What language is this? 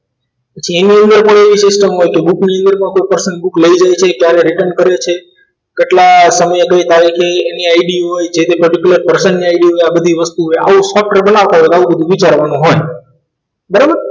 Gujarati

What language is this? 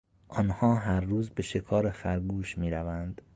Persian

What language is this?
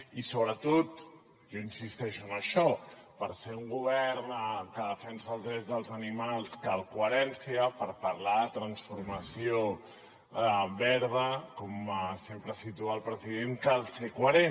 Catalan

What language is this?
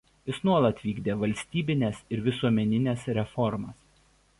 Lithuanian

